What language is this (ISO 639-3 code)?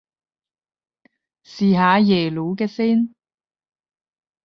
yue